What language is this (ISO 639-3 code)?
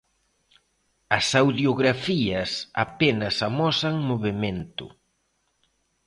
glg